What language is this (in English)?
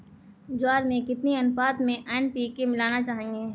Hindi